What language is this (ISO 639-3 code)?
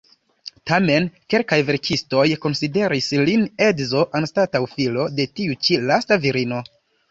epo